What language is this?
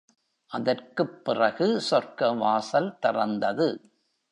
Tamil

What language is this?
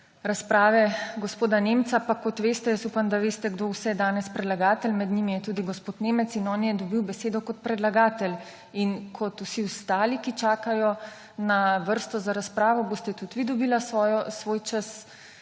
Slovenian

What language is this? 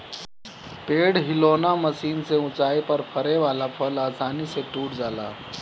Bhojpuri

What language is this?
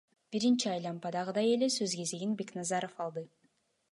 Kyrgyz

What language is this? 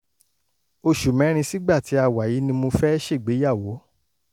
Yoruba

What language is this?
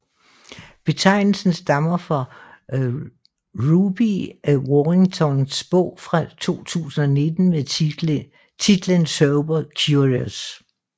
Danish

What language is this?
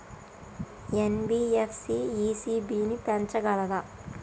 Telugu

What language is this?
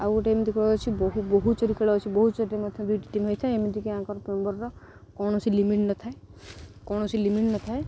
Odia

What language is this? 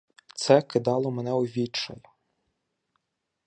Ukrainian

